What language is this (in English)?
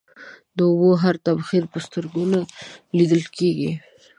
Pashto